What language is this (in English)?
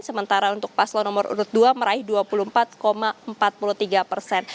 Indonesian